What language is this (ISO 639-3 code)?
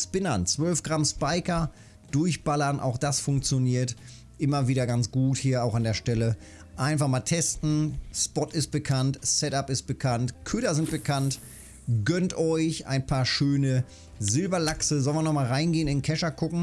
deu